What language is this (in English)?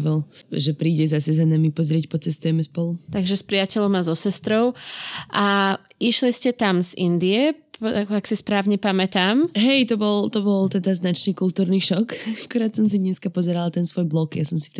Slovak